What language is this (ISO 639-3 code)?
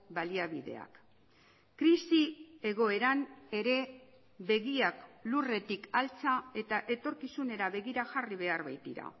eus